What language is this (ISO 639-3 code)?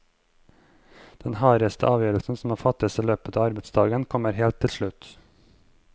nor